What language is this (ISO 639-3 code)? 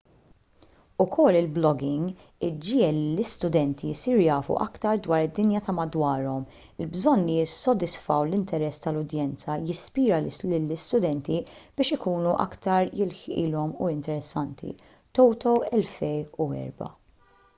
mlt